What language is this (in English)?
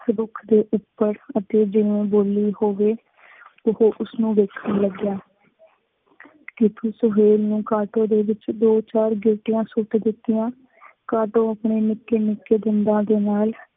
Punjabi